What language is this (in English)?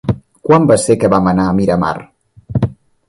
Catalan